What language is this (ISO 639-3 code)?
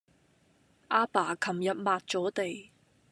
yue